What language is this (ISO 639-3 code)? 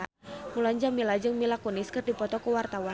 sun